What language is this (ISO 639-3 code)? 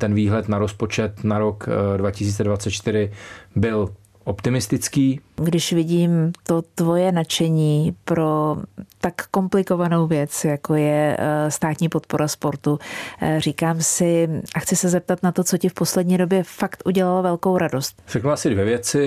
ces